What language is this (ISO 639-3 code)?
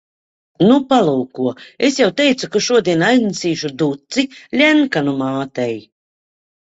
lav